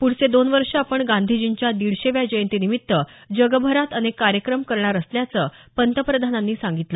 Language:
Marathi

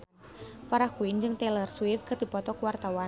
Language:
Sundanese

